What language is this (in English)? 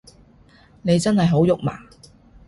Cantonese